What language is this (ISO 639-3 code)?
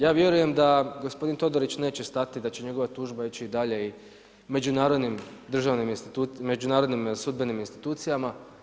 hrv